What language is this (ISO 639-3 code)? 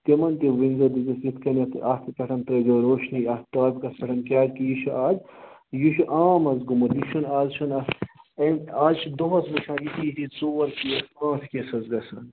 kas